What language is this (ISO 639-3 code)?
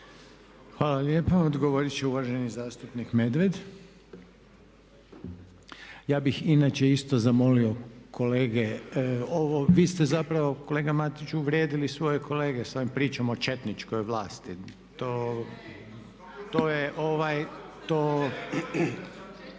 hrv